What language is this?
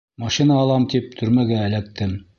Bashkir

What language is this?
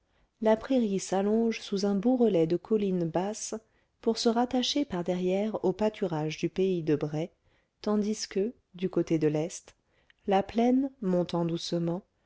French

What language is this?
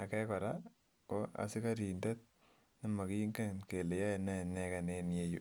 Kalenjin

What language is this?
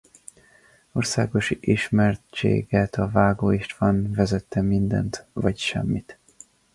Hungarian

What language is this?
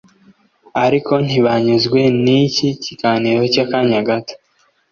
Kinyarwanda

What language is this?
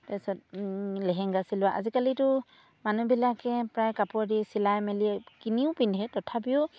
Assamese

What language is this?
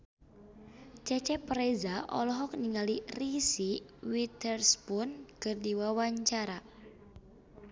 Sundanese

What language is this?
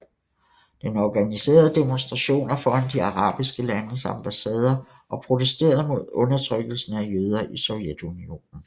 Danish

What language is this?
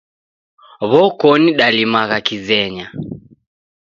Taita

